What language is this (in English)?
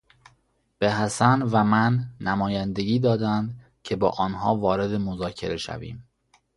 Persian